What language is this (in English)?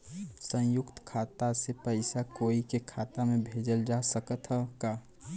Bhojpuri